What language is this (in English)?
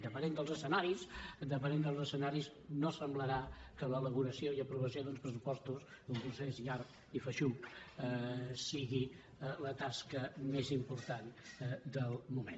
Catalan